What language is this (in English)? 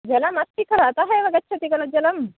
Sanskrit